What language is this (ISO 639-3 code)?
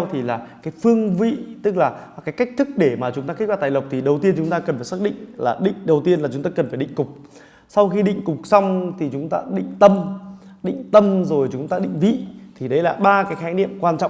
vie